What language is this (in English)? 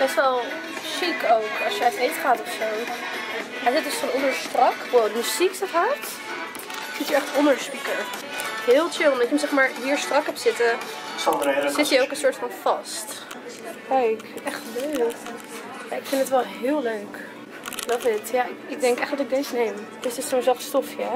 Dutch